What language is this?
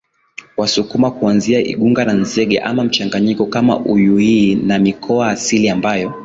Swahili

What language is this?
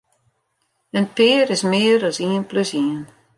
Western Frisian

